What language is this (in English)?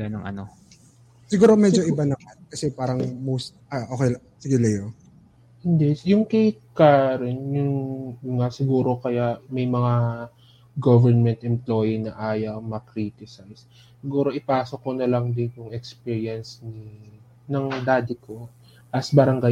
Filipino